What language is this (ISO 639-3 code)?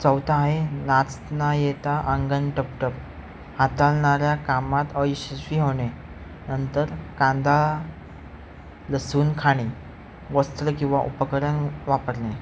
mar